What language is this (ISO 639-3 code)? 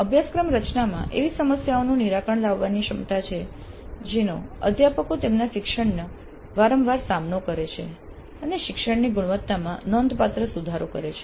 guj